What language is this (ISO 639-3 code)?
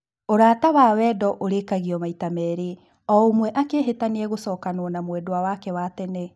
kik